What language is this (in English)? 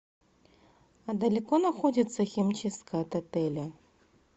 Russian